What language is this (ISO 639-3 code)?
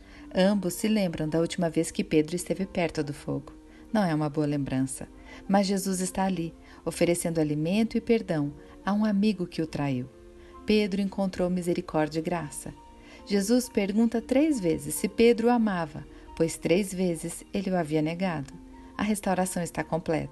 por